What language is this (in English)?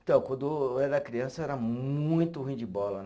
Portuguese